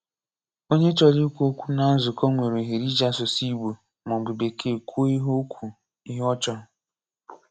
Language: Igbo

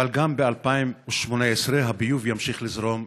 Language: Hebrew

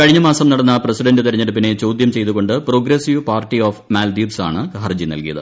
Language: Malayalam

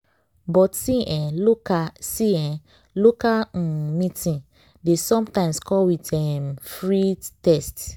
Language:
Nigerian Pidgin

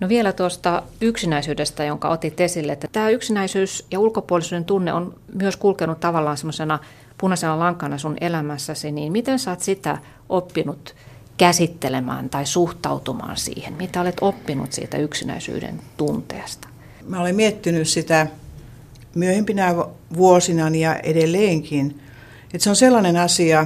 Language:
Finnish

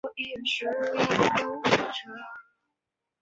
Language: Chinese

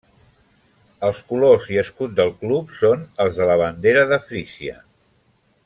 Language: Catalan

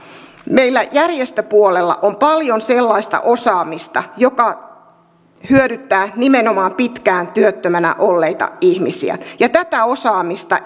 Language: Finnish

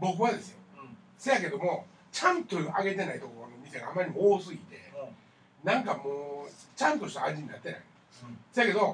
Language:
Japanese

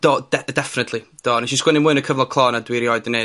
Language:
Welsh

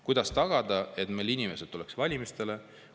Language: Estonian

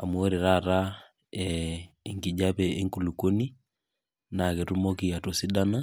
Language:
Masai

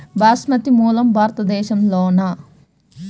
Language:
Telugu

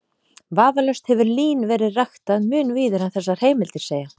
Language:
Icelandic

